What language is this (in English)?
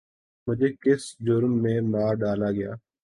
Urdu